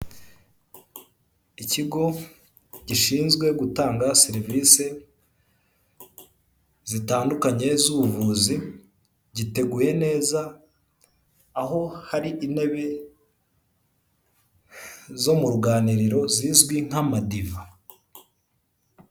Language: Kinyarwanda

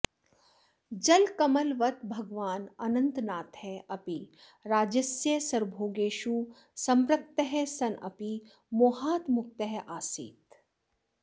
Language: Sanskrit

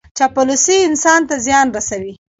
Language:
Pashto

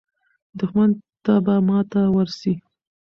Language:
Pashto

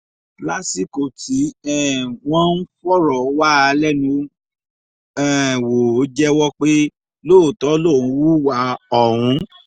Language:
Yoruba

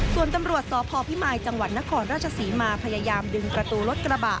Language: Thai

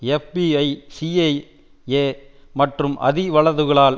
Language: Tamil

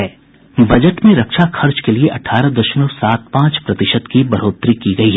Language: Hindi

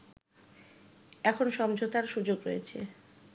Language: Bangla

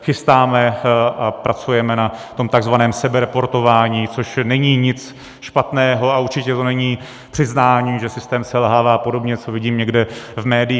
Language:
Czech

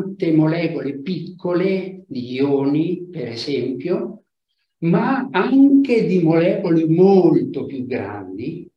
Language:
Italian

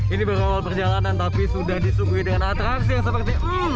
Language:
Indonesian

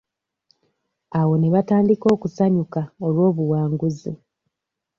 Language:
Ganda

